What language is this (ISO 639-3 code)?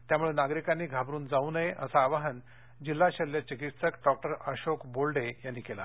mar